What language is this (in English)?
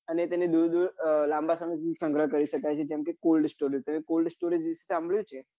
Gujarati